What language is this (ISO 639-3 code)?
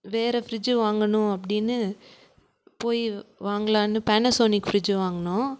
tam